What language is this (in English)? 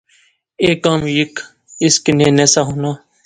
Pahari-Potwari